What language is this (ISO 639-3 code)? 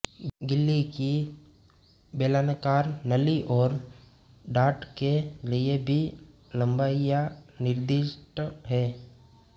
hin